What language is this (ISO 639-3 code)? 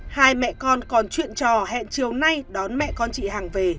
vie